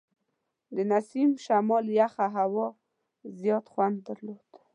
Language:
Pashto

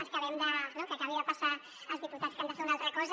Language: Catalan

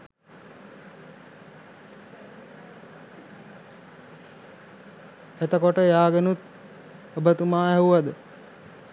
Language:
Sinhala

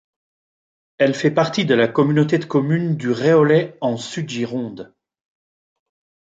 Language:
French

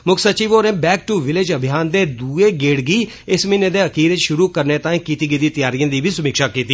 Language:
Dogri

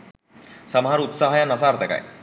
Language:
Sinhala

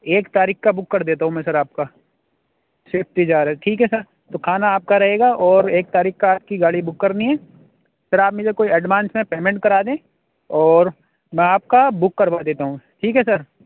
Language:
Urdu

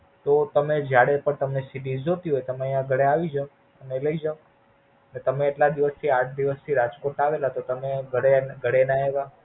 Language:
Gujarati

